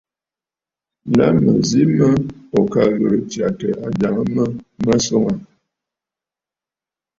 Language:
Bafut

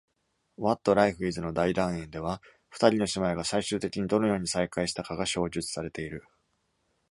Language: Japanese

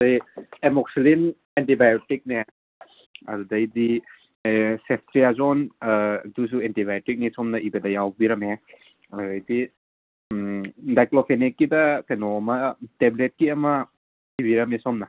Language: Manipuri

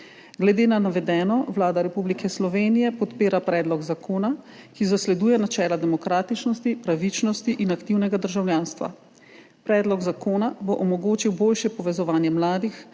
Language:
Slovenian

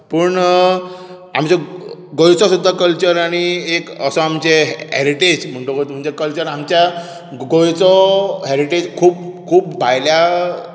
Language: Konkani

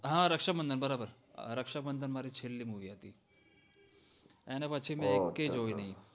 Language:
Gujarati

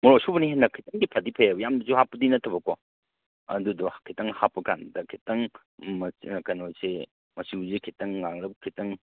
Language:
Manipuri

